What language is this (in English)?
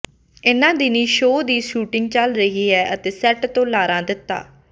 Punjabi